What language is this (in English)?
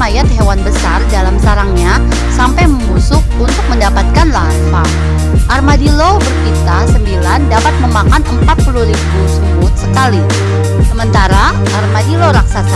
Indonesian